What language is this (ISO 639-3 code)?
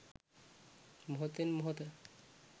sin